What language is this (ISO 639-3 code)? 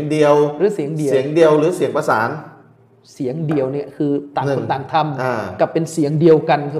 tha